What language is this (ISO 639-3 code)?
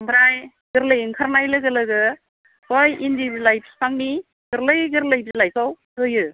brx